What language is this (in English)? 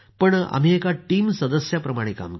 Marathi